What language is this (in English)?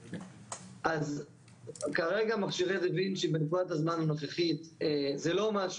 Hebrew